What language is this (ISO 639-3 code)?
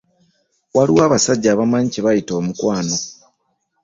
lug